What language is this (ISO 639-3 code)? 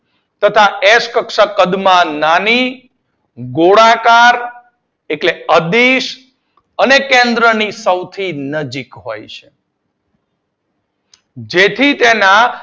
guj